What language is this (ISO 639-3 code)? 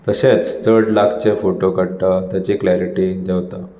kok